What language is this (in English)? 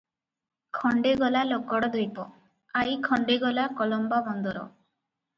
Odia